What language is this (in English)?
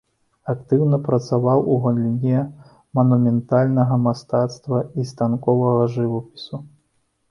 Belarusian